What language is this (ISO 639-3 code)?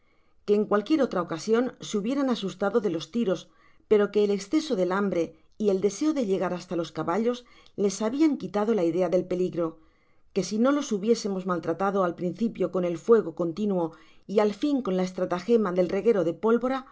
spa